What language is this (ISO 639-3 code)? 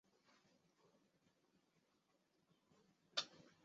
zho